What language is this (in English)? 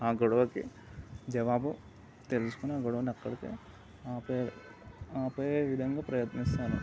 Telugu